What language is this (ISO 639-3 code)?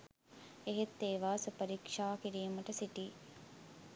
sin